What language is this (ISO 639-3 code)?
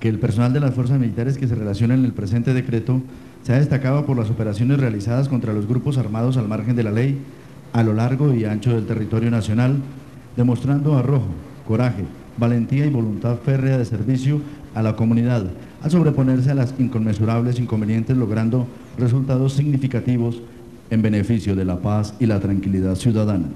spa